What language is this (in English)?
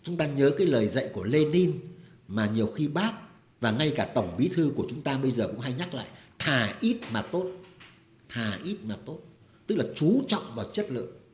Vietnamese